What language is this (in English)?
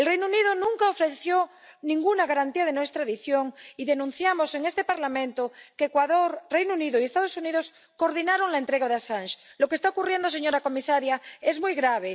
Spanish